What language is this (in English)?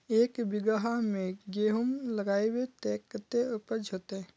Magahi